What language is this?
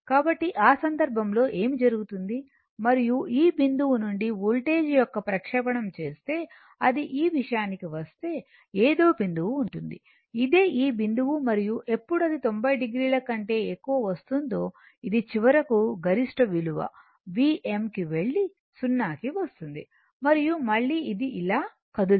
Telugu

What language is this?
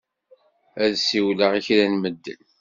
Kabyle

